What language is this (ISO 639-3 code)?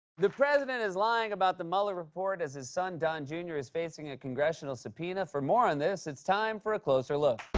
eng